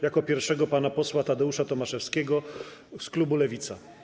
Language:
Polish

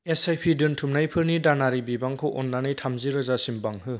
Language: Bodo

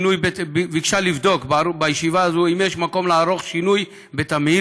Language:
Hebrew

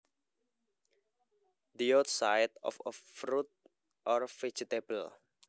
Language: Javanese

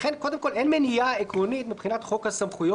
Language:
Hebrew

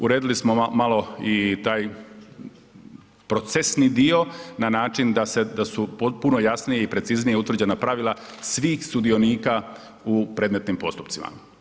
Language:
Croatian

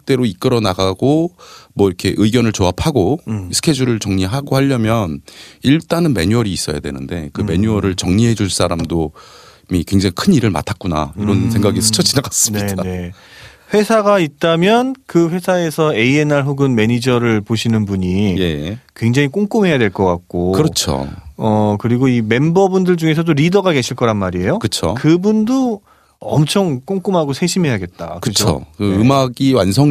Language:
Korean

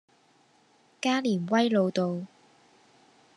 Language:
Cantonese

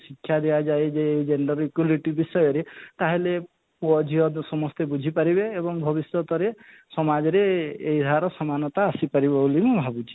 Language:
Odia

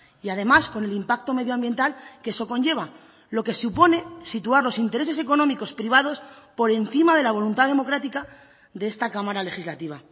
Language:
Spanish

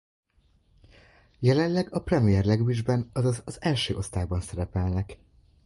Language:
Hungarian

